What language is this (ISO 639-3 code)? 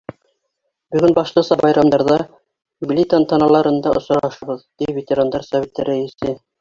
bak